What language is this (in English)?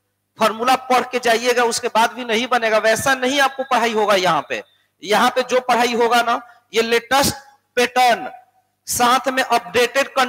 Hindi